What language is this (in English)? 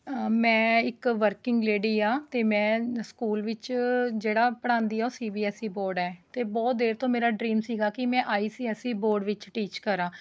Punjabi